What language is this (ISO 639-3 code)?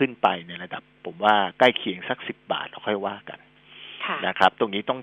tha